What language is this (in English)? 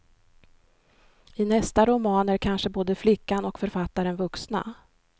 Swedish